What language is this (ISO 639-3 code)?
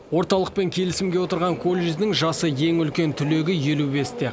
kaz